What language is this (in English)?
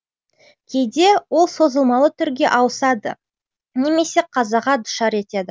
Kazakh